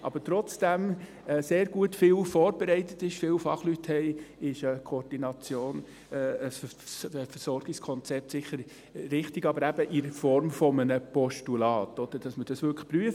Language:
Swiss German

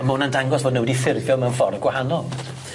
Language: Welsh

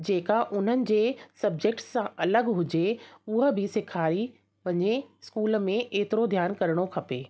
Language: Sindhi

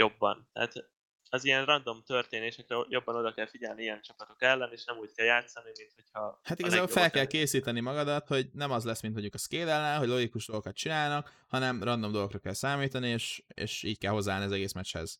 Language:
Hungarian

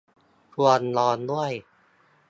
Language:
Thai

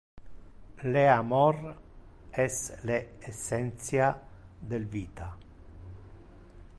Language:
Interlingua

